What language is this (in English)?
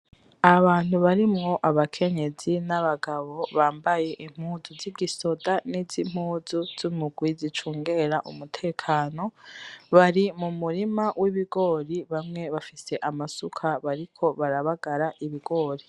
Rundi